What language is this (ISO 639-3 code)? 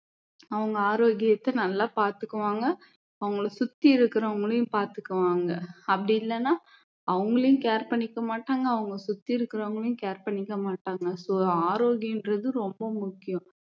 tam